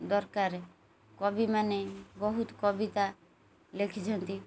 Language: Odia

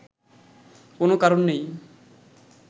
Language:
Bangla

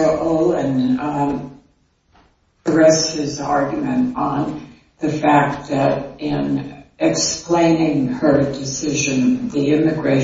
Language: English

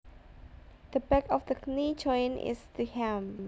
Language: Javanese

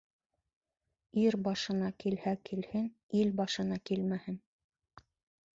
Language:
Bashkir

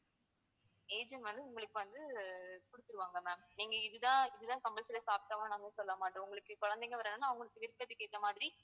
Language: Tamil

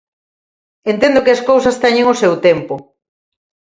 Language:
Galician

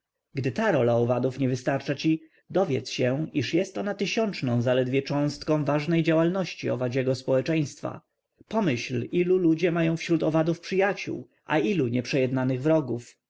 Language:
Polish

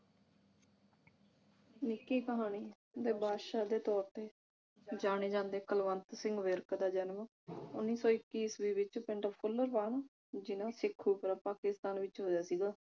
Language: Punjabi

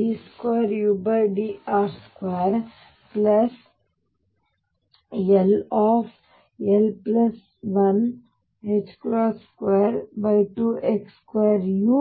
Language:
Kannada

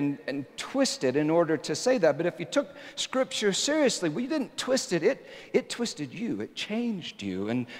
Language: English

